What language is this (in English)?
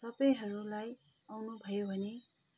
Nepali